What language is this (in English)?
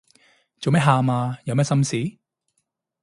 Cantonese